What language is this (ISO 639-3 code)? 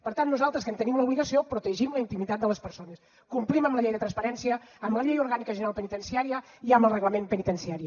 cat